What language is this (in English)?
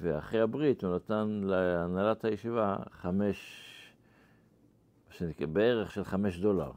Hebrew